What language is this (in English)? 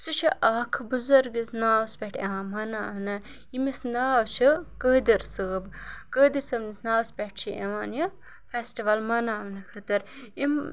Kashmiri